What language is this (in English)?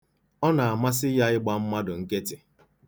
Igbo